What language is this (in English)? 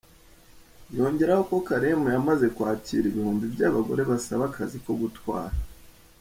Kinyarwanda